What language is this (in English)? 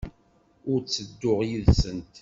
Kabyle